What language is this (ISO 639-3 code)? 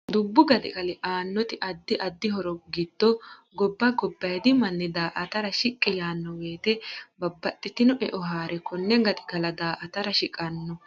sid